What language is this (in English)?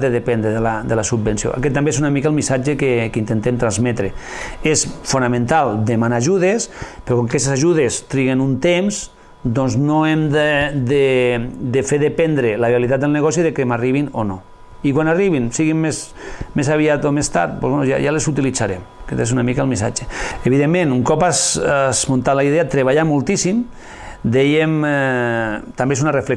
Catalan